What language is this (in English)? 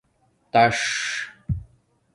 Domaaki